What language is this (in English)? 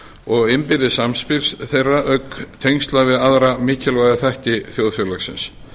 Icelandic